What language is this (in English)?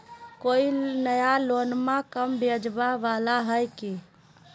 Magahi